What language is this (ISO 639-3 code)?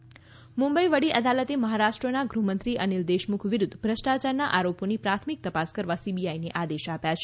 guj